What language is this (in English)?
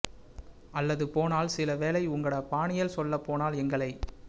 Tamil